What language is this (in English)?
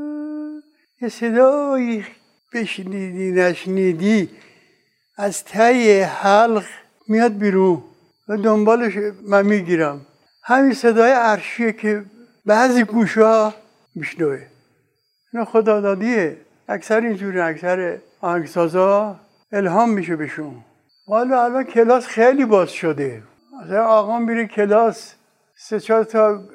Persian